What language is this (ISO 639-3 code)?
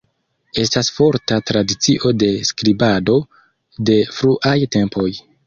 epo